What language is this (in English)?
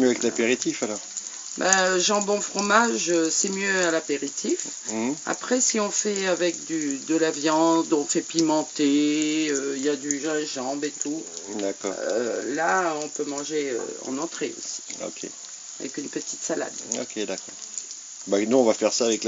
French